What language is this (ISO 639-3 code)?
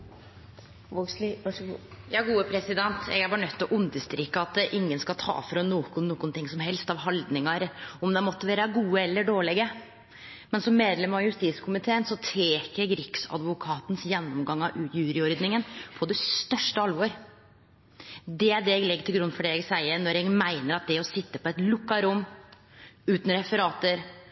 nno